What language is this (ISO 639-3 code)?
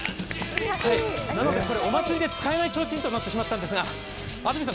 jpn